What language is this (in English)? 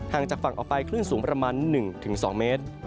Thai